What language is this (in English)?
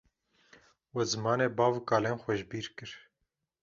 Kurdish